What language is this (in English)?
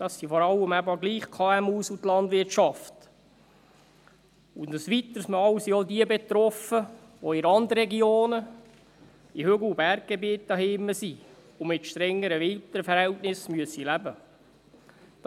Swiss German